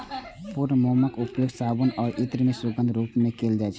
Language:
Maithili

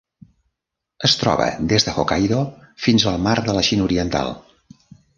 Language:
Catalan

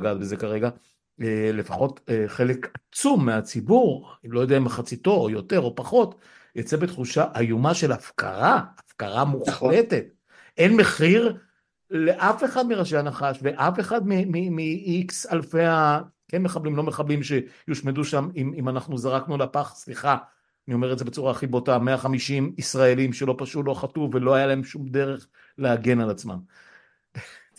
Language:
Hebrew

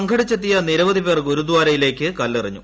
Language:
Malayalam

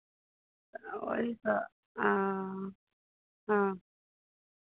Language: Maithili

